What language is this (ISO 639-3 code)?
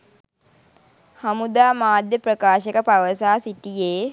sin